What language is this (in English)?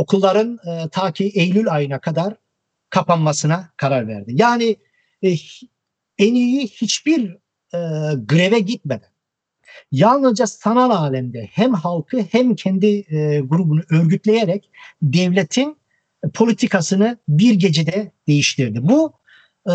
Turkish